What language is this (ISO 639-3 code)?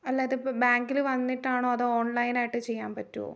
mal